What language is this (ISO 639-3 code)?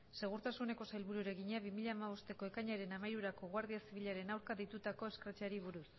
eus